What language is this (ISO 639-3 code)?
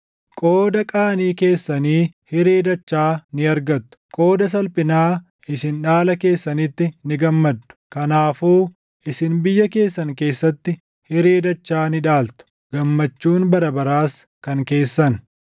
orm